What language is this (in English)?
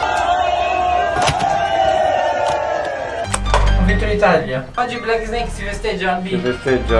Italian